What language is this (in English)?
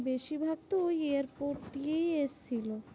Bangla